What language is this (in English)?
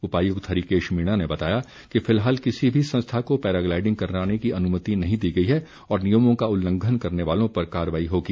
Hindi